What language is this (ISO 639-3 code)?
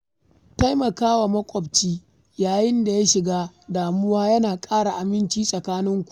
hau